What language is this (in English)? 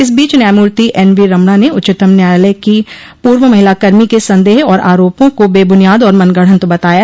Hindi